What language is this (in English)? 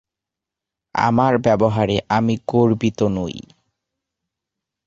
Bangla